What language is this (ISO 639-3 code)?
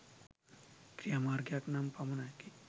sin